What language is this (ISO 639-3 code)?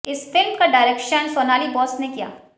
hin